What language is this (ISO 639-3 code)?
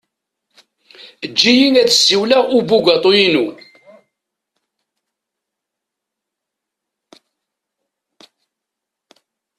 kab